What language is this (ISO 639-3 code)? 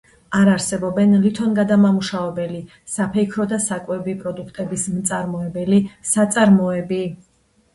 kat